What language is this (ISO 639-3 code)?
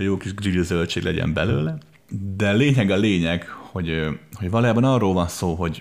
hun